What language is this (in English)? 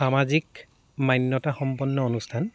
Assamese